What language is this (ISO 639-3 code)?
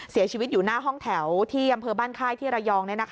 tha